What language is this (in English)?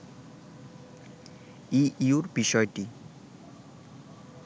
Bangla